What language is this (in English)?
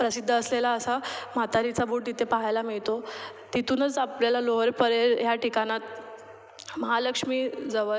Marathi